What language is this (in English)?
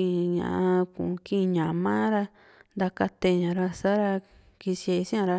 Juxtlahuaca Mixtec